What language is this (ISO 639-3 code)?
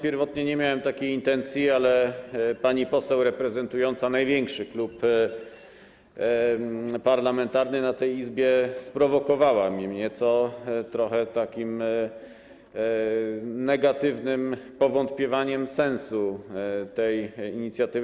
pol